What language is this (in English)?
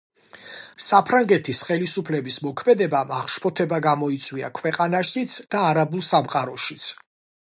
Georgian